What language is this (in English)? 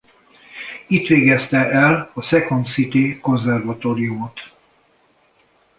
Hungarian